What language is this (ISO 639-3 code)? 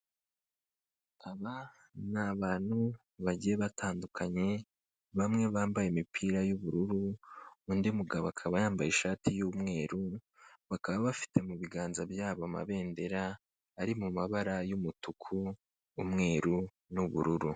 kin